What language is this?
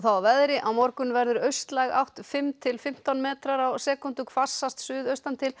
Icelandic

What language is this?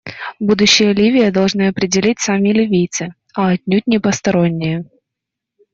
Russian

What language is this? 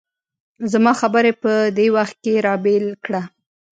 Pashto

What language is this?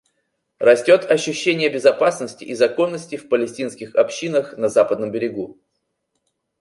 Russian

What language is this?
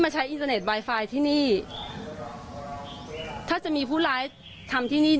Thai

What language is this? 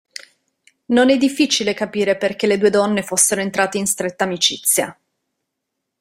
Italian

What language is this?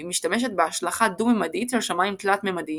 Hebrew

